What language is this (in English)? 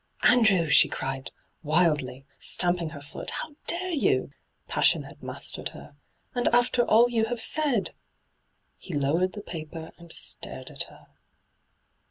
English